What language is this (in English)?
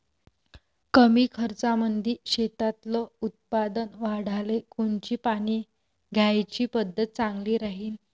Marathi